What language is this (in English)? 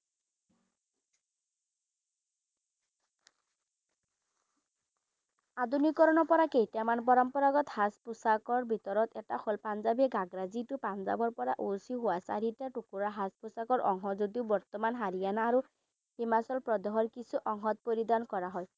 Assamese